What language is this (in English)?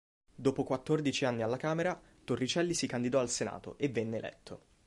Italian